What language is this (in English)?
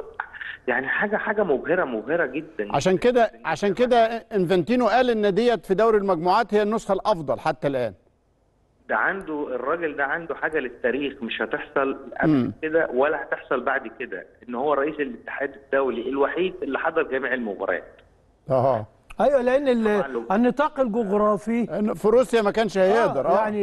Arabic